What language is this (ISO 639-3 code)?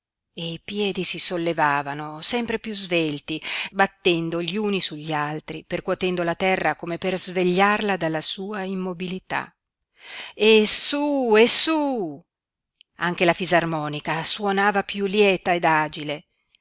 ita